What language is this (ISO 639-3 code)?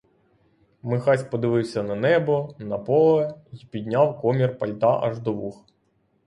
ukr